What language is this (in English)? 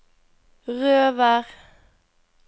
Norwegian